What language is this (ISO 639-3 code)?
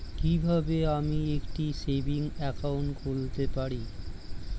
ben